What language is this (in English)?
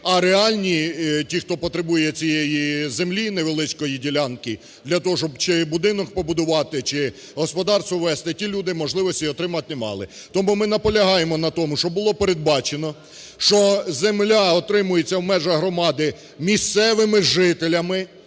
Ukrainian